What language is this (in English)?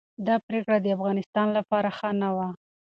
Pashto